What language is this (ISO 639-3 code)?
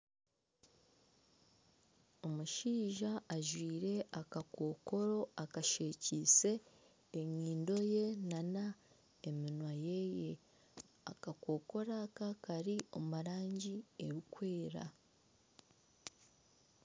nyn